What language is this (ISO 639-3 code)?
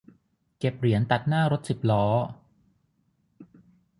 tha